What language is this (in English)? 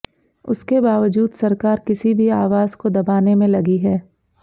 Hindi